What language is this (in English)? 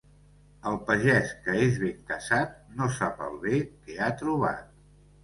Catalan